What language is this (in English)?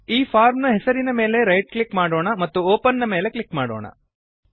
Kannada